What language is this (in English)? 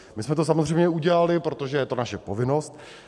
Czech